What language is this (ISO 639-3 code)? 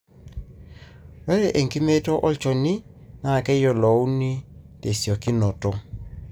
mas